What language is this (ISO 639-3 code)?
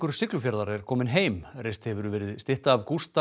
isl